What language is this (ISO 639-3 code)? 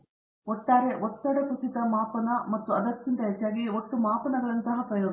kan